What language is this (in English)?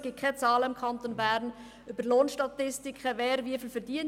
Swiss German